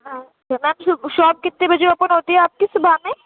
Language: Urdu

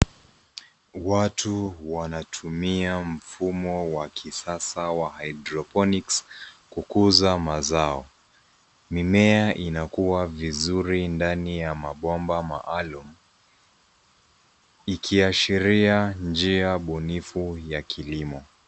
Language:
Swahili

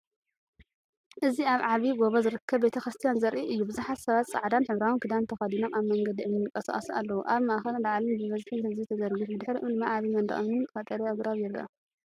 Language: Tigrinya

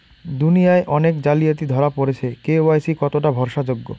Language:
Bangla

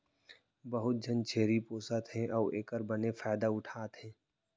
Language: Chhattisgarhi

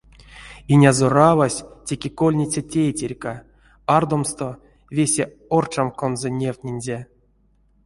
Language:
Erzya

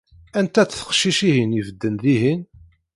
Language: Kabyle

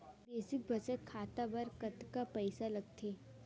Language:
Chhattisgarhi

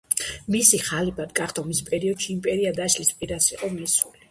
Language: Georgian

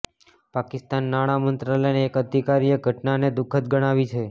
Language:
Gujarati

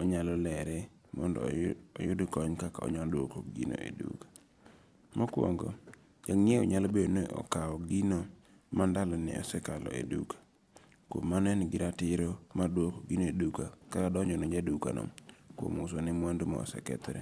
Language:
Luo (Kenya and Tanzania)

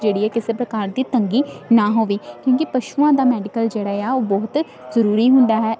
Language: Punjabi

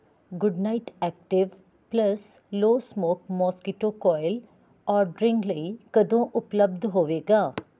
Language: Punjabi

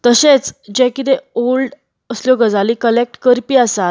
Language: Konkani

